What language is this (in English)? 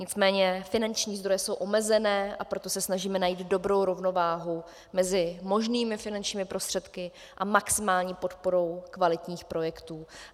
Czech